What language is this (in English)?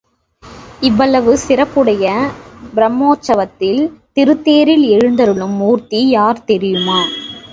Tamil